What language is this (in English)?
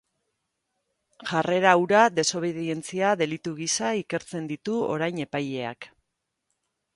Basque